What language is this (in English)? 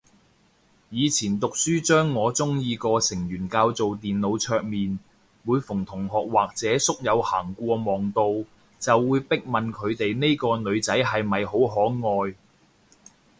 Cantonese